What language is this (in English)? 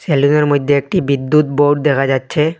Bangla